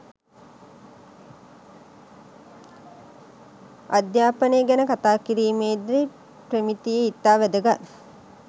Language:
Sinhala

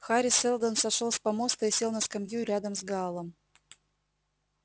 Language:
Russian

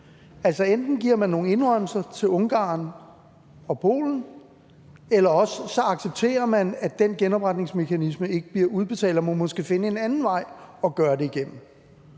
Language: Danish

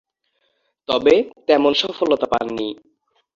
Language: Bangla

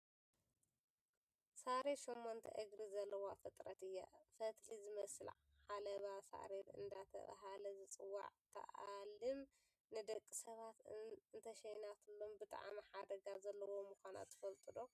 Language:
Tigrinya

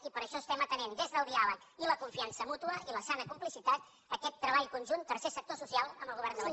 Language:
Catalan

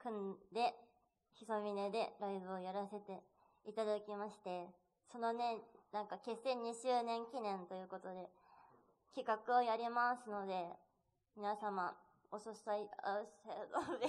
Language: Japanese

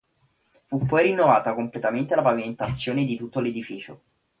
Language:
Italian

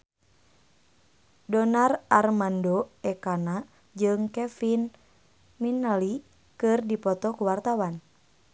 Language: Sundanese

